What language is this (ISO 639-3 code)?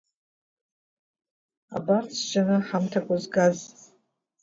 abk